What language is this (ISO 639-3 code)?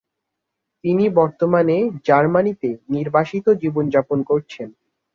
ben